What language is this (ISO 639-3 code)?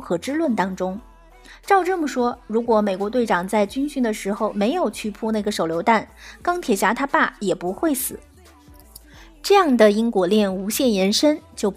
zho